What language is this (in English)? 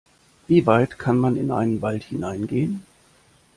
German